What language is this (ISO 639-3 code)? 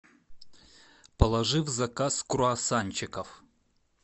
rus